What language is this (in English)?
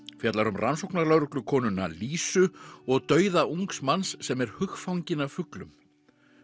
Icelandic